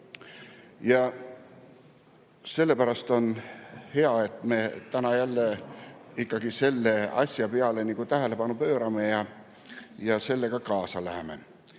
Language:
Estonian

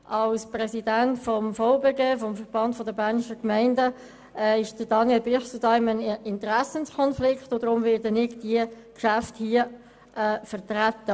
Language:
Swiss German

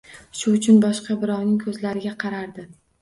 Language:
Uzbek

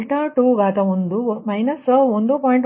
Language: Kannada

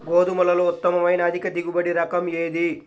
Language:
Telugu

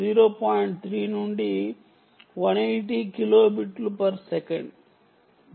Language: Telugu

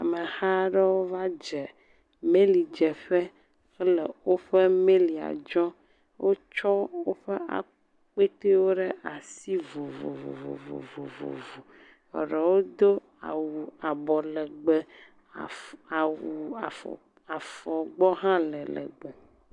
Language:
Ewe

